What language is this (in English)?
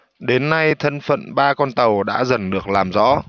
Vietnamese